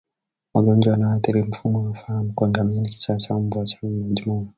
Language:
Swahili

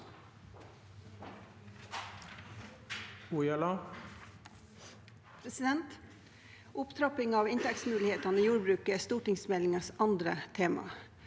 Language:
Norwegian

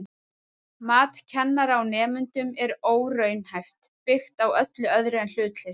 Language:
Icelandic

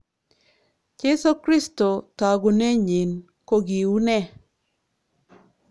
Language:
Kalenjin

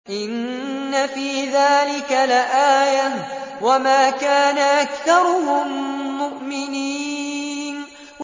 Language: Arabic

